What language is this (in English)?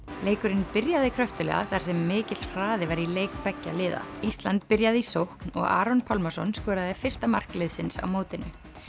Icelandic